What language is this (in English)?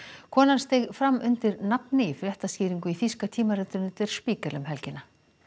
Icelandic